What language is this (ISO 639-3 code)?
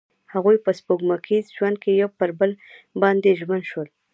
pus